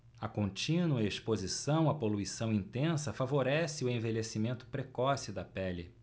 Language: Portuguese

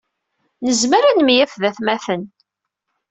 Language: Kabyle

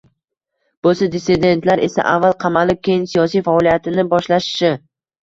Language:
Uzbek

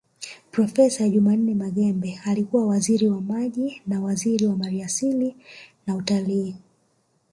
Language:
Swahili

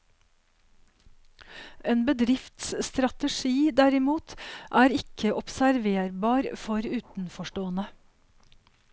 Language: Norwegian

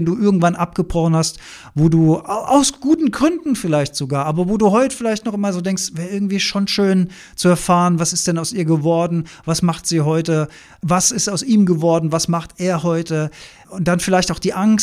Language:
German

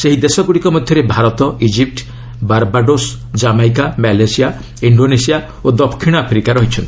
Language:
Odia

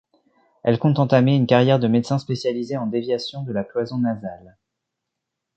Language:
French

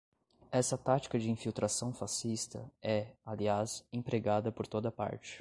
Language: Portuguese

